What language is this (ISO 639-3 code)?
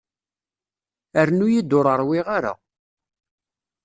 kab